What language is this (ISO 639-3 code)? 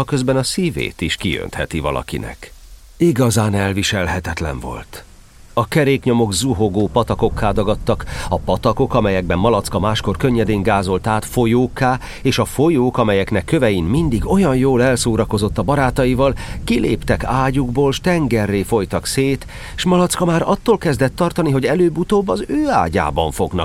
hun